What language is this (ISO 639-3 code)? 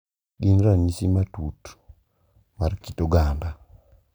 luo